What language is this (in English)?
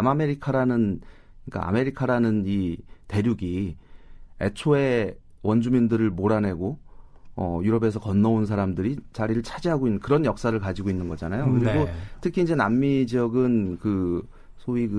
Korean